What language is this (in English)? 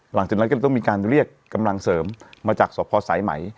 Thai